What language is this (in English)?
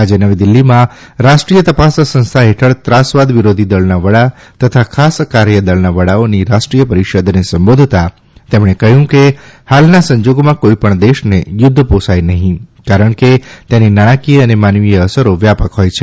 Gujarati